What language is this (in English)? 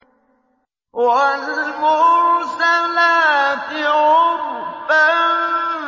Arabic